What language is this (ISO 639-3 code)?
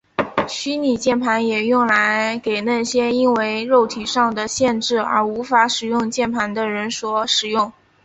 zho